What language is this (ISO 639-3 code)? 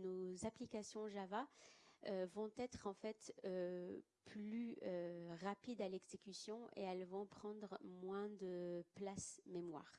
fra